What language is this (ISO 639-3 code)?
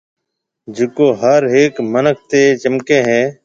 mve